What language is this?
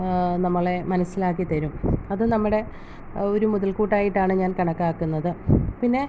Malayalam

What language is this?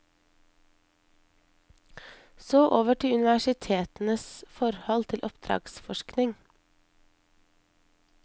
Norwegian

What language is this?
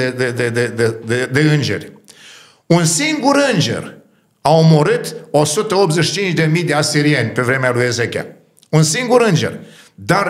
Romanian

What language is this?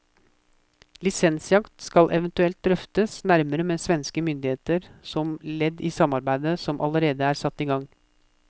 Norwegian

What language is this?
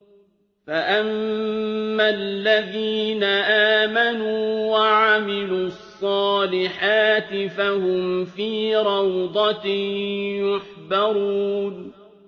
Arabic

